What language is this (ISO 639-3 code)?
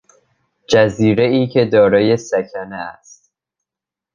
fas